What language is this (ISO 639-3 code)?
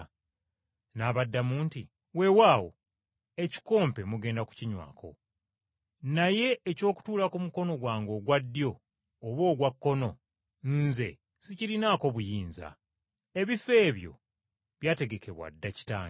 lug